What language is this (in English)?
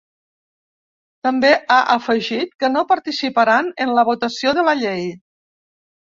Catalan